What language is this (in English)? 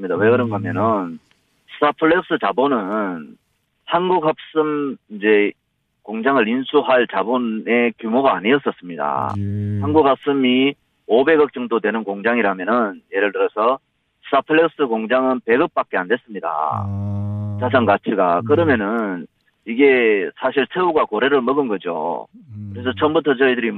Korean